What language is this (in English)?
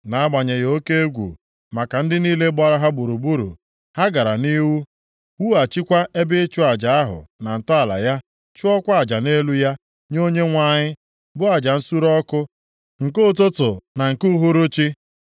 Igbo